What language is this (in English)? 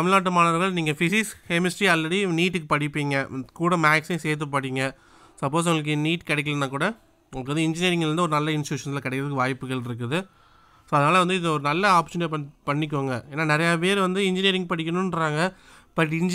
Indonesian